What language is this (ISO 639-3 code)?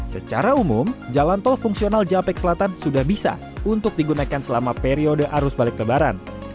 ind